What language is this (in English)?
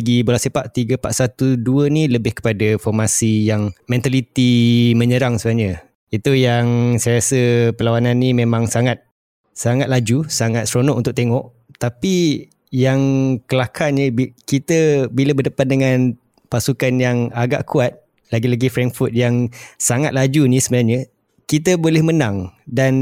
Malay